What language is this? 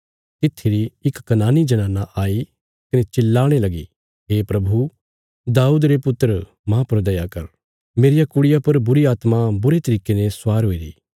Bilaspuri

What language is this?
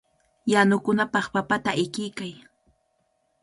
Cajatambo North Lima Quechua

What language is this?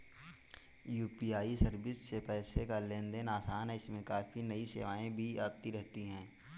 Hindi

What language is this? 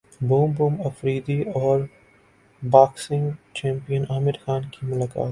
Urdu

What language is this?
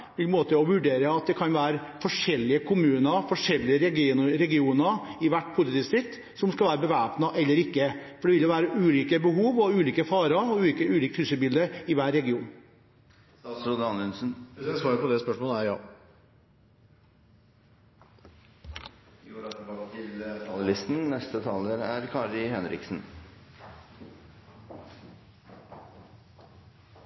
Norwegian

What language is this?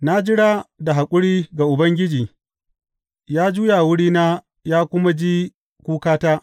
Hausa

